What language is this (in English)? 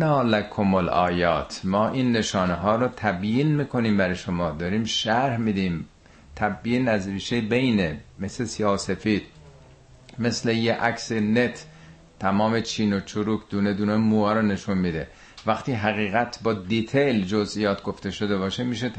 Persian